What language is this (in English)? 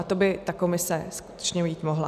Czech